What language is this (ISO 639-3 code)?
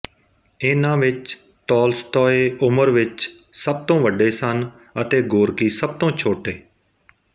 pan